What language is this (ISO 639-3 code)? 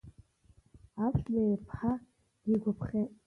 abk